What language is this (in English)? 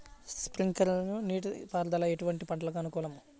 Telugu